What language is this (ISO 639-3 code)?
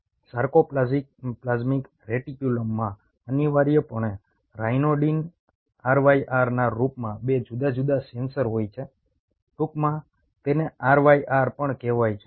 guj